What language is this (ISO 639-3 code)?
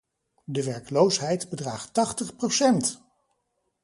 nld